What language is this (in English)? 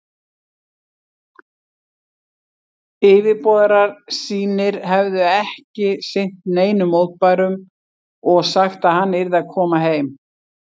Icelandic